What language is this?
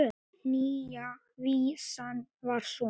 Icelandic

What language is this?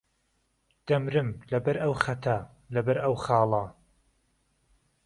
Central Kurdish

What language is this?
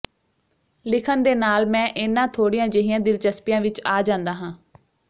Punjabi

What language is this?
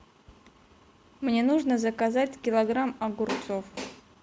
Russian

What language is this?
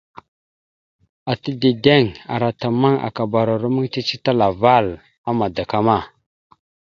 Mada (Cameroon)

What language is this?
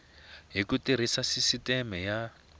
Tsonga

